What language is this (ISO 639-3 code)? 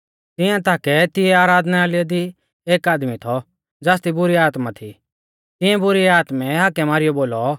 bfz